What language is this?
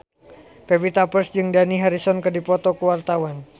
Sundanese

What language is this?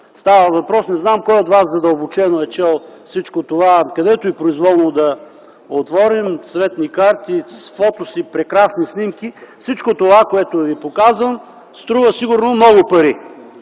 Bulgarian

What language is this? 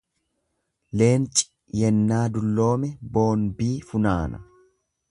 Oromo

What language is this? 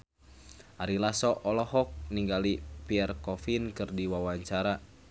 Sundanese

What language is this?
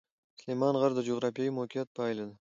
Pashto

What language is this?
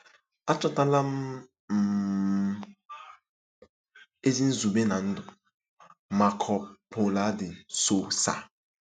Igbo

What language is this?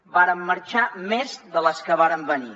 Catalan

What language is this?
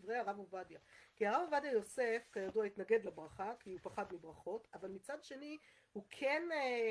Hebrew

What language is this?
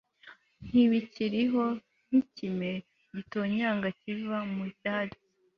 Kinyarwanda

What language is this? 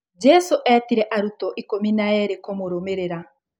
Kikuyu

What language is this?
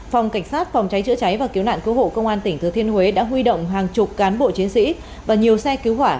Vietnamese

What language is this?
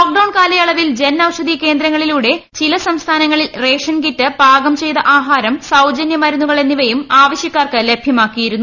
Malayalam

